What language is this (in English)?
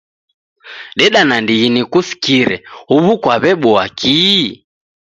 Taita